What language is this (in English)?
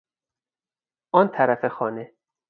Persian